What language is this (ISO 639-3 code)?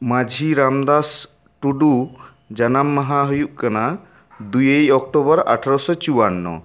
sat